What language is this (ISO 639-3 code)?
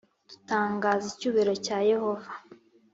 kin